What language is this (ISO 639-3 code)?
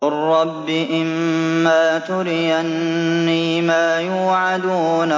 ara